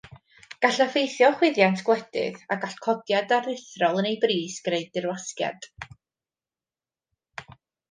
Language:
Welsh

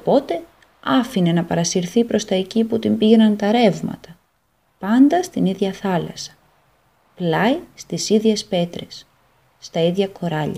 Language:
Greek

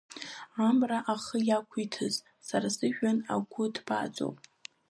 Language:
Abkhazian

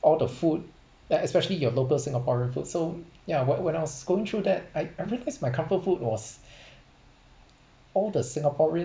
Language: English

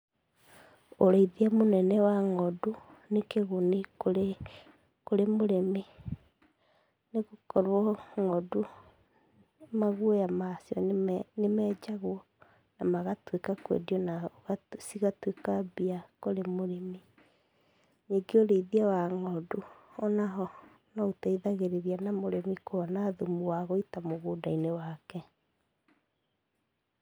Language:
Kikuyu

